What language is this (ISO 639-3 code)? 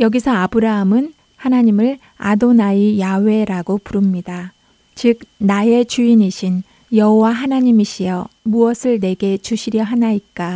kor